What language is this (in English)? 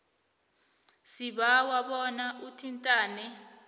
South Ndebele